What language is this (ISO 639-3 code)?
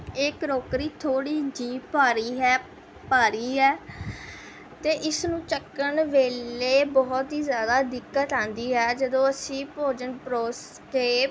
pan